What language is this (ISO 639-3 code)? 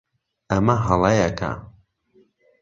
ckb